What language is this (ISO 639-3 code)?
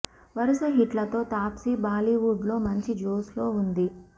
tel